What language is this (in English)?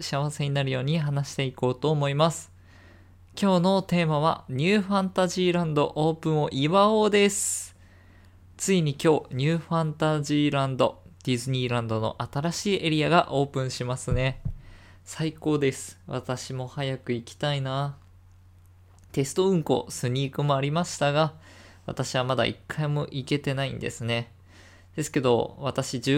Japanese